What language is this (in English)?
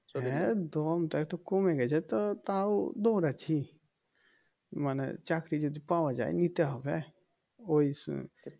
Bangla